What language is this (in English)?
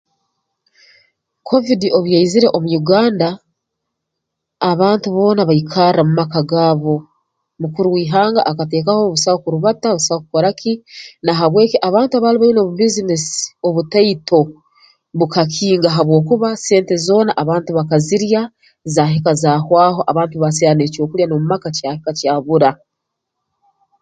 Tooro